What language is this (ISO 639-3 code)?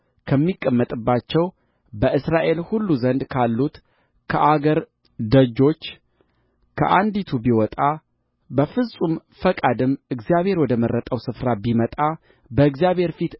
amh